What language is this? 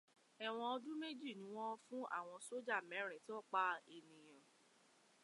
Yoruba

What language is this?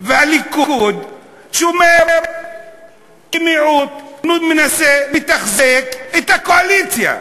Hebrew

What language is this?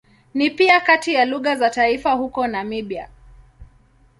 Swahili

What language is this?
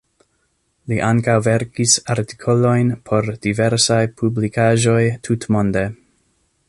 Esperanto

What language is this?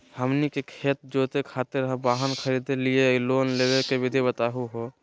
Magahi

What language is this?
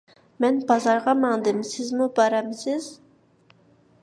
Uyghur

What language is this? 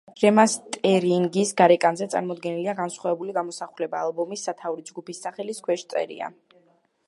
Georgian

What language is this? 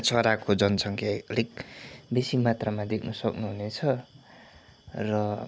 Nepali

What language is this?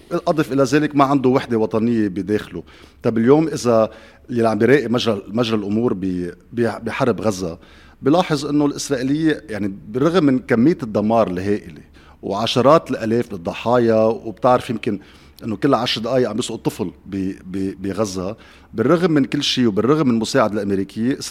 Arabic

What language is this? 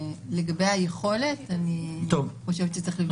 Hebrew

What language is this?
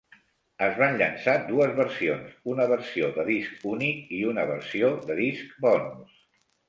Catalan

